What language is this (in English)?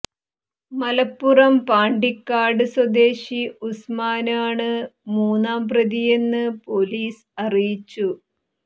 Malayalam